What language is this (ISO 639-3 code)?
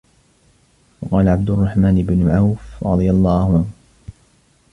ara